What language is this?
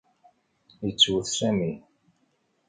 Kabyle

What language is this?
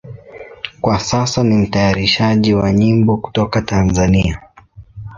Swahili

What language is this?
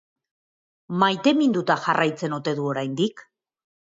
Basque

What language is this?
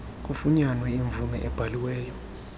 Xhosa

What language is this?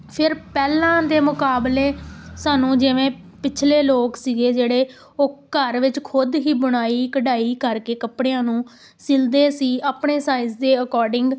Punjabi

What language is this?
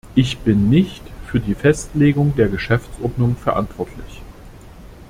German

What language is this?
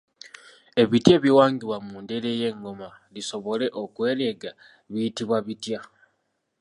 Ganda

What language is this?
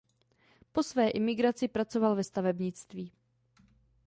Czech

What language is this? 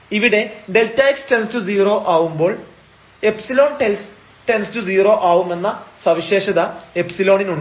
Malayalam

